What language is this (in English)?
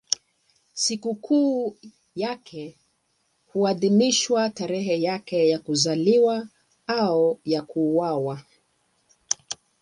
Swahili